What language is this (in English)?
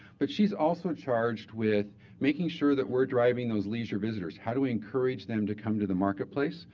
English